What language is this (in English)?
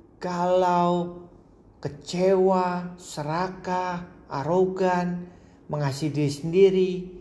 Indonesian